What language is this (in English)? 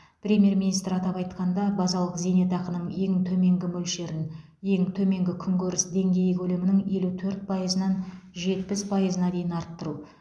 Kazakh